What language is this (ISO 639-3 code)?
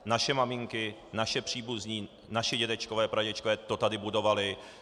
ces